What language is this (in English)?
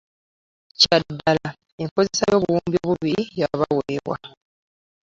Ganda